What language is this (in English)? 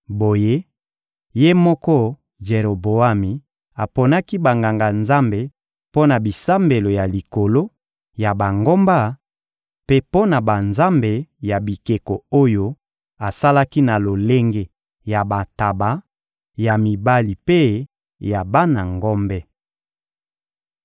Lingala